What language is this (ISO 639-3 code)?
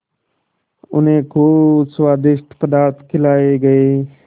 hin